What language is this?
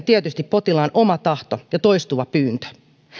Finnish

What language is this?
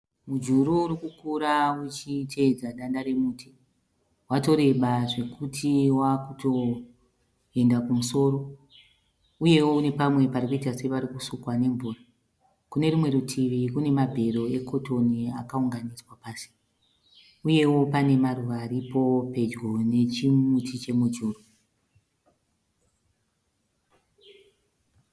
Shona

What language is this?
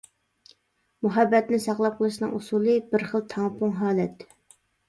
Uyghur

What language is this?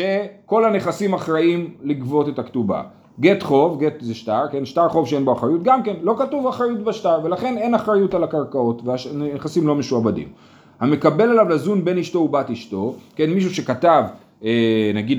Hebrew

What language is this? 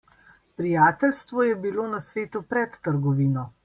Slovenian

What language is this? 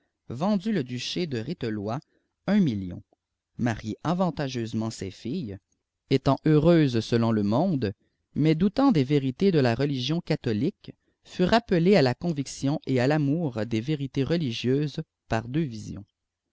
French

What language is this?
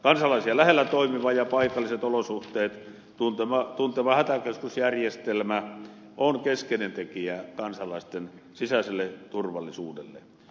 Finnish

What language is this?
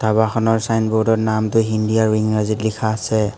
Assamese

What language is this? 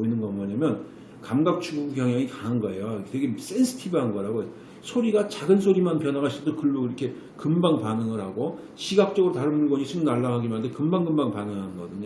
Korean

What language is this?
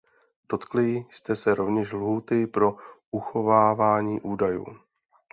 Czech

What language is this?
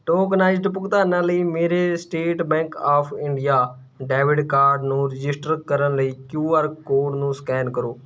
Punjabi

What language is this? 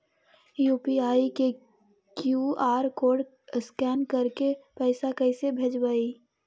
Magahi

